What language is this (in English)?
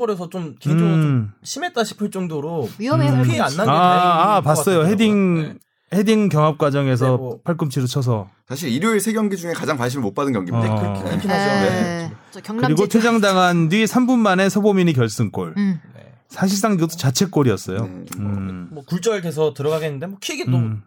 Korean